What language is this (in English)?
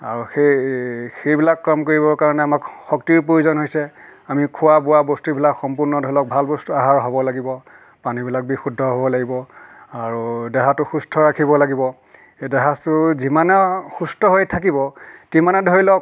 Assamese